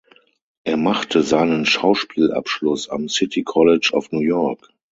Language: German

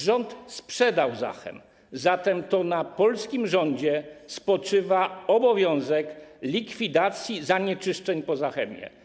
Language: Polish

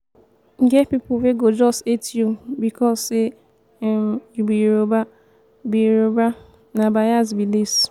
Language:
Nigerian Pidgin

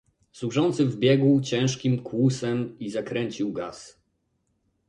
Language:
Polish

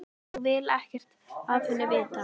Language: Icelandic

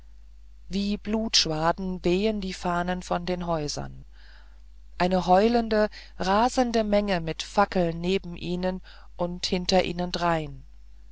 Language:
German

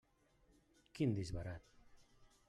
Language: Catalan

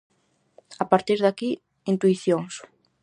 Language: Galician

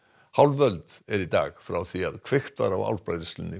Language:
Icelandic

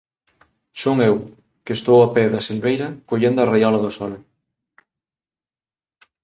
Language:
Galician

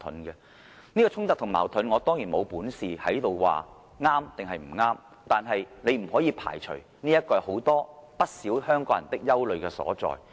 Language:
Cantonese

